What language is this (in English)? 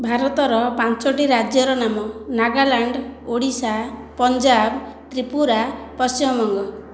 Odia